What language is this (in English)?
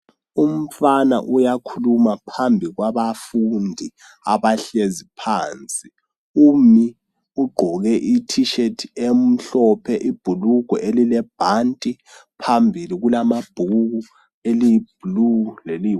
North Ndebele